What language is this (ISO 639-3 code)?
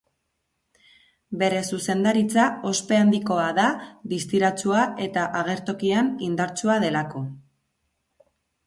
eus